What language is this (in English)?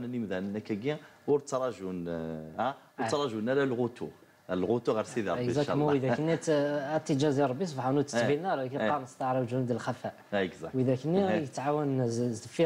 Arabic